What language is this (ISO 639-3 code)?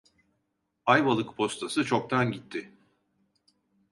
tur